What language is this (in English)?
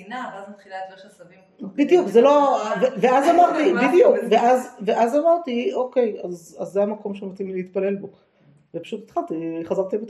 Hebrew